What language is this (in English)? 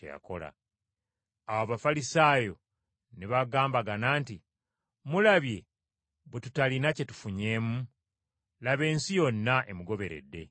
Ganda